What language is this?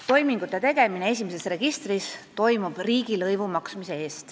Estonian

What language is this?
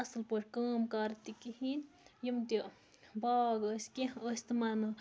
Kashmiri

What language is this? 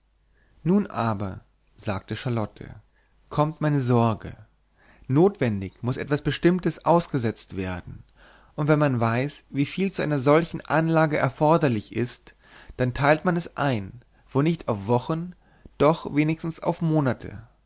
German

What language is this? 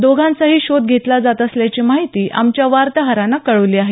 Marathi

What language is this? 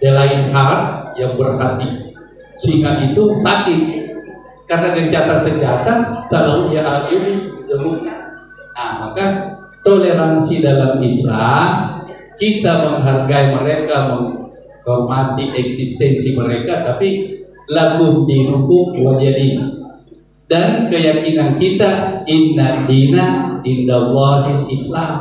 Indonesian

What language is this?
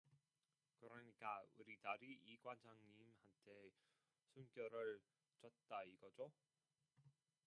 Korean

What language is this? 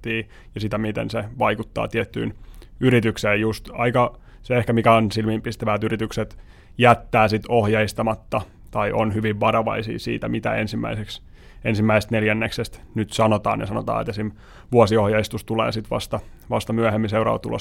Finnish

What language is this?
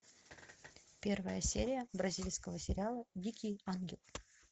Russian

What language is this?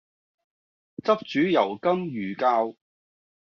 Cantonese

